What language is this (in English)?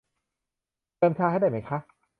Thai